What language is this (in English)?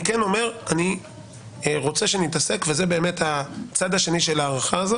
Hebrew